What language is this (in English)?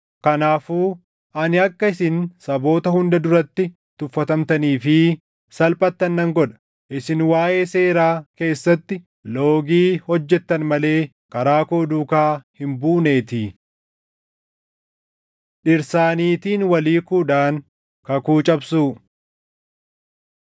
Oromo